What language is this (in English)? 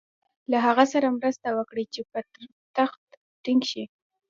Pashto